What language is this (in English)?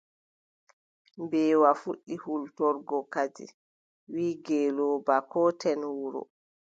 Adamawa Fulfulde